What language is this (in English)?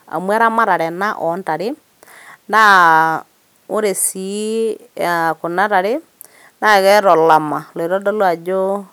Masai